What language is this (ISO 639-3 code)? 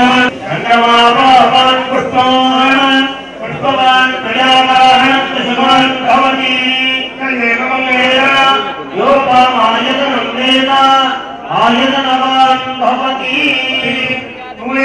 tam